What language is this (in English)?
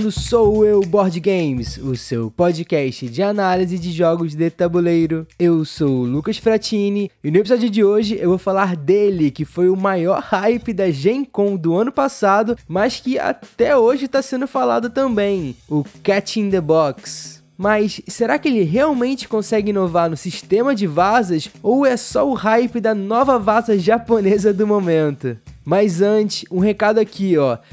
Portuguese